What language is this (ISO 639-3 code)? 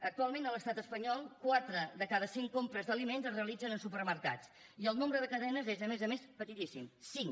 cat